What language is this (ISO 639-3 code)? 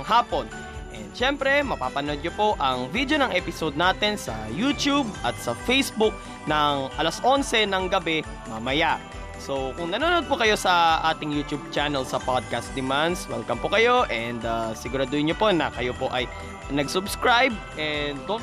fil